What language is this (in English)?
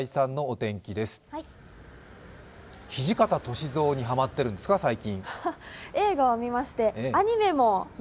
Japanese